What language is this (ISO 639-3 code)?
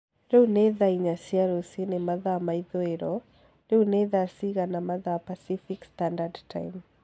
kik